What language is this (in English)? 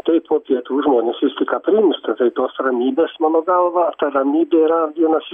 Lithuanian